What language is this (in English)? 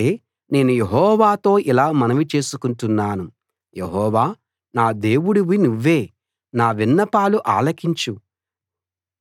Telugu